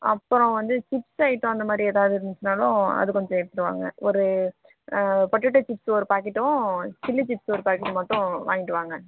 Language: Tamil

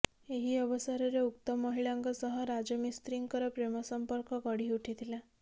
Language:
Odia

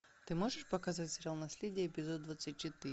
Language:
Russian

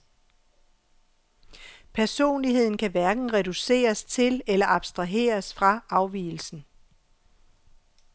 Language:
Danish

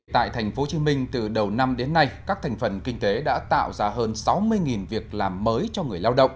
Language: Vietnamese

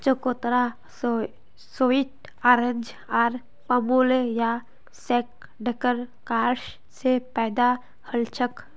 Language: Magahi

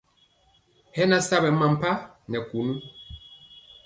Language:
Mpiemo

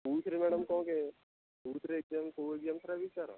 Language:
Odia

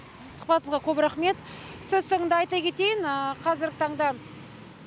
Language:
Kazakh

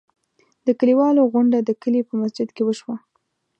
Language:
Pashto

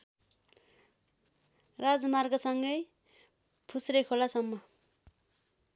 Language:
Nepali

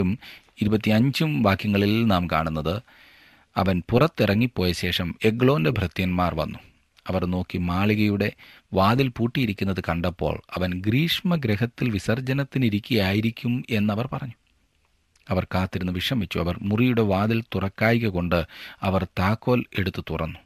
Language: Malayalam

